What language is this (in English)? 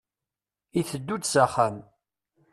Kabyle